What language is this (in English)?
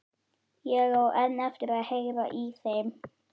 Icelandic